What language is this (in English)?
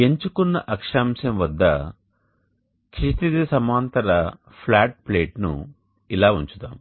Telugu